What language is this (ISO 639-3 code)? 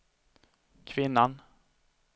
swe